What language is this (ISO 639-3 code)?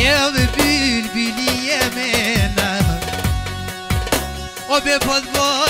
ron